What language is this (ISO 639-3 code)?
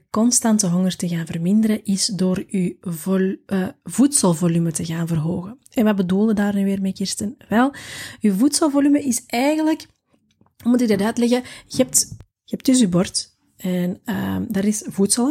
nld